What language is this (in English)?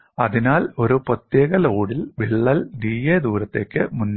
Malayalam